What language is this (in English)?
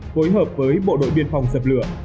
Vietnamese